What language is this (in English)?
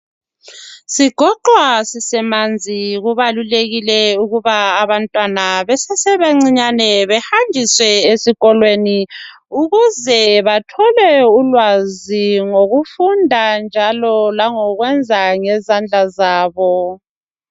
North Ndebele